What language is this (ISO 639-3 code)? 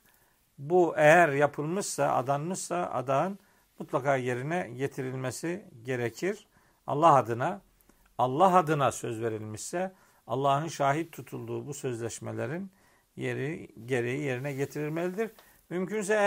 tur